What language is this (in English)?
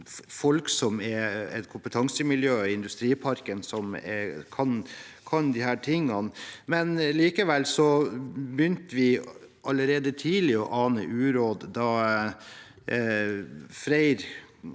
Norwegian